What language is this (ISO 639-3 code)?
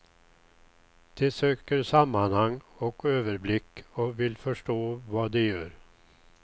swe